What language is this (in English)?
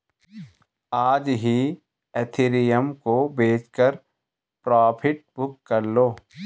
Hindi